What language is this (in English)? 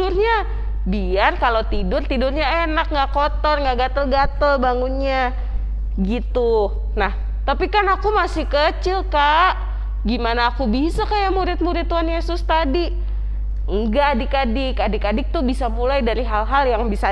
Indonesian